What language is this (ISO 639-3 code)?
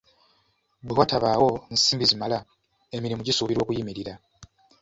lug